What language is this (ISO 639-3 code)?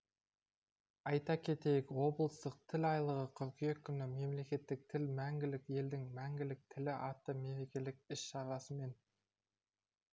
kaz